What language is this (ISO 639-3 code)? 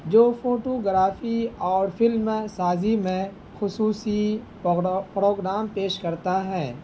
urd